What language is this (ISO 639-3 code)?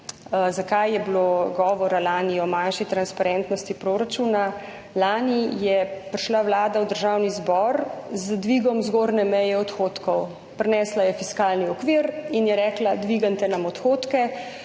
slv